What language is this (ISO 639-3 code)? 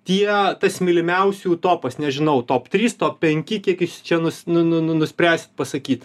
lit